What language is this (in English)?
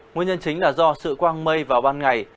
Vietnamese